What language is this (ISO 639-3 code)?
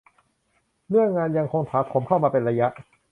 tha